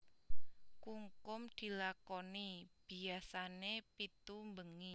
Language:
Javanese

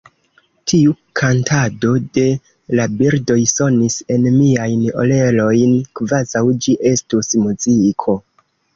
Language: Esperanto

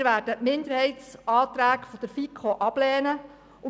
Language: Swiss German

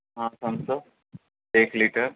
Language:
Urdu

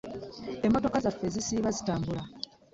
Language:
Ganda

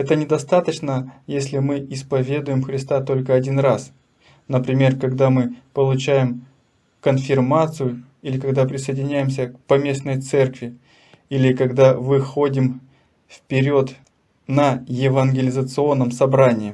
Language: Russian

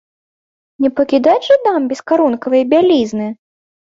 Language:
Belarusian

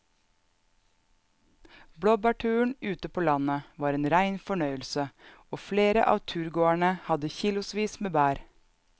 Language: Norwegian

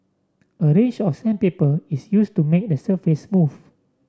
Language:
English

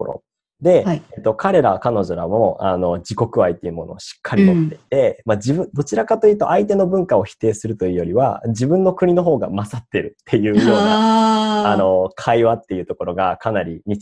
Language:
Japanese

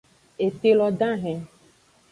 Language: Aja (Benin)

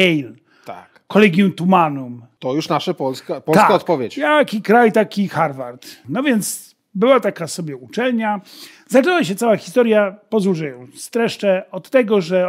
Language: Polish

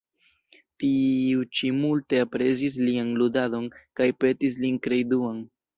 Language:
Esperanto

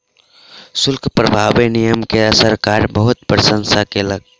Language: Maithili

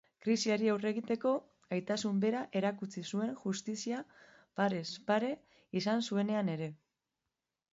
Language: Basque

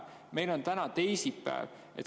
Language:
Estonian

